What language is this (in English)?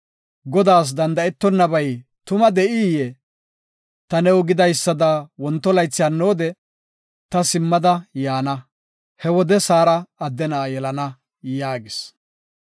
Gofa